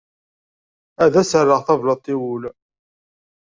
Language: Kabyle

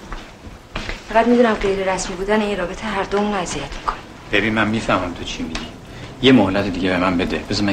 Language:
Persian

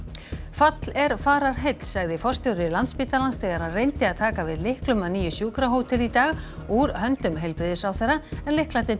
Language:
Icelandic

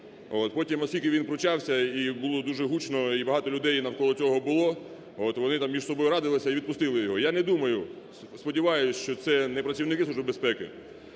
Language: Ukrainian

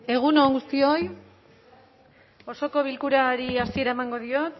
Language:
Basque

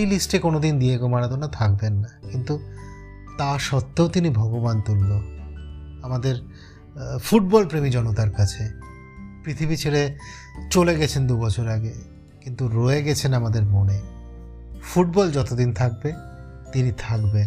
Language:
Bangla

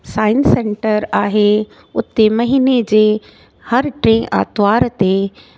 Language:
Sindhi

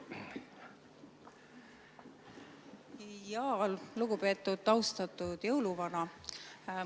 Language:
Estonian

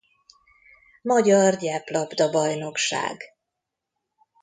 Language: Hungarian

